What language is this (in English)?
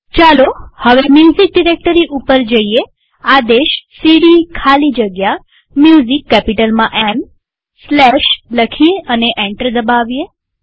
Gujarati